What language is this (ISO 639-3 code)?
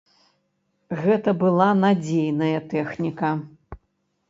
bel